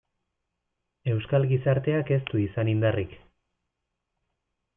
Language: Basque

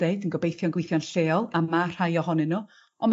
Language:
Welsh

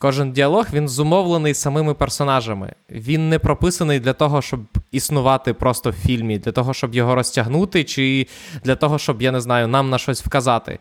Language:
Ukrainian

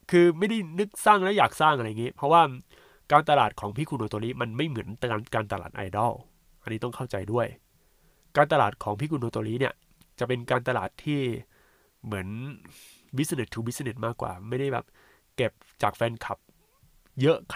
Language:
Thai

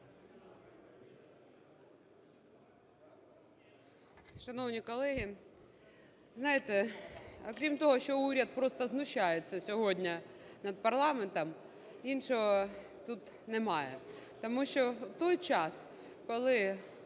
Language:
Ukrainian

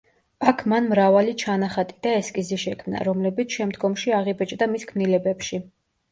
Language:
Georgian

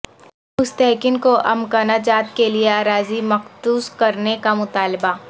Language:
Urdu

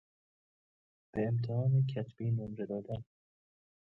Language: Persian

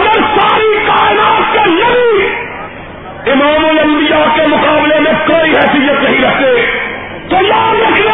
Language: Urdu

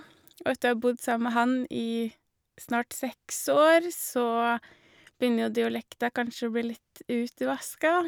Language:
Norwegian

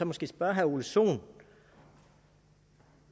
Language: Danish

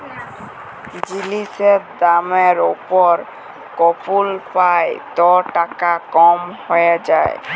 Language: Bangla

